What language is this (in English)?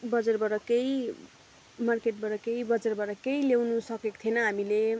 Nepali